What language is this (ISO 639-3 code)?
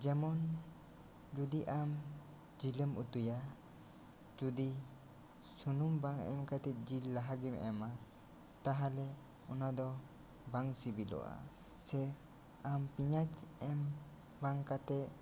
sat